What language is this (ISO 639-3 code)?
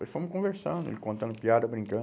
por